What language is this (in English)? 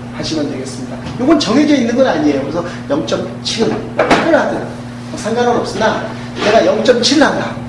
Korean